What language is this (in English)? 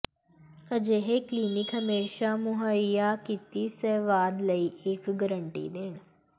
Punjabi